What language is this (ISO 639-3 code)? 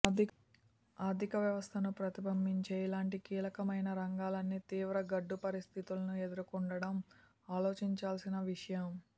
tel